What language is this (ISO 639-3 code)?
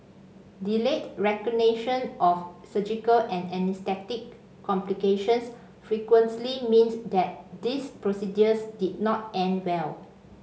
eng